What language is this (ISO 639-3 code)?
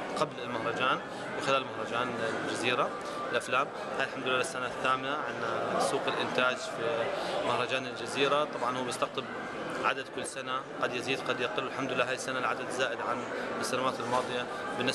ara